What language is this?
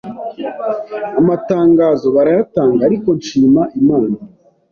Kinyarwanda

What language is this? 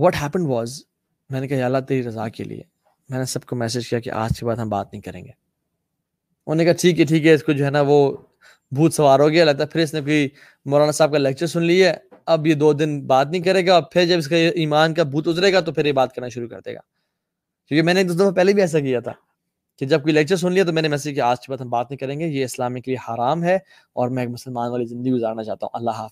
Urdu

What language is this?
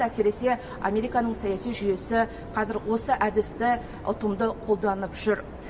Kazakh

